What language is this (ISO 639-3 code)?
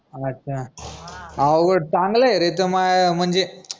mar